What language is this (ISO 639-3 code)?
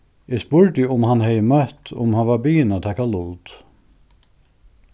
fao